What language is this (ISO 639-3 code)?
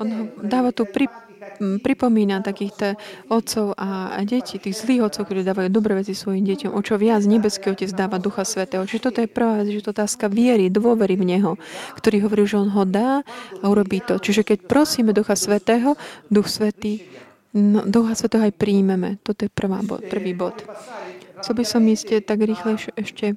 slk